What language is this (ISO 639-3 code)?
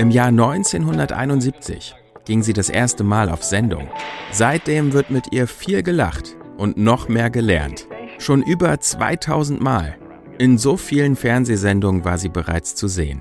deu